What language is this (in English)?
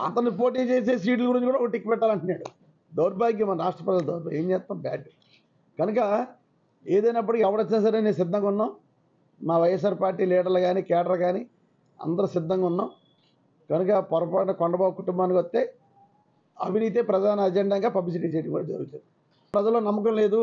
Telugu